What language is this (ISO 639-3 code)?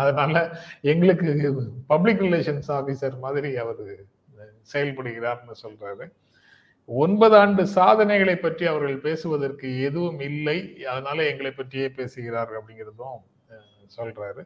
tam